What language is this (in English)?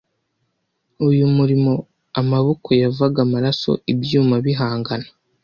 Kinyarwanda